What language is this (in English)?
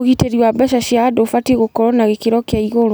Kikuyu